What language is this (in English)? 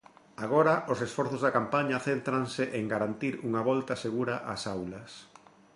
Galician